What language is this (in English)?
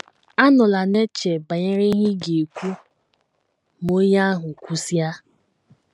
Igbo